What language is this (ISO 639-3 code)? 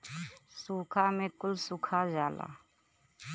bho